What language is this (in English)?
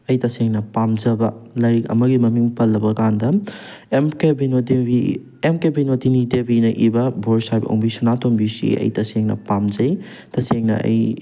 Manipuri